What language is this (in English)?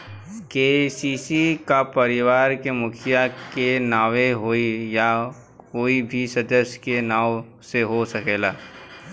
Bhojpuri